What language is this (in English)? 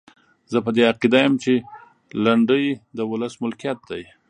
Pashto